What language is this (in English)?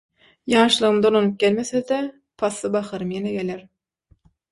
Turkmen